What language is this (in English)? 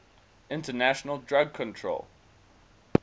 English